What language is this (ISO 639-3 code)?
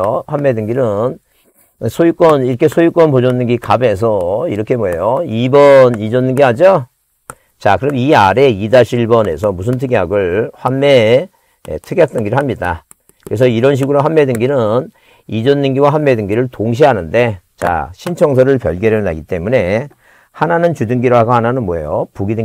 kor